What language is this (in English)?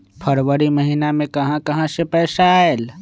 Magahi